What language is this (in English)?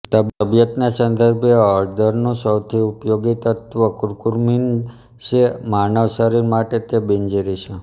Gujarati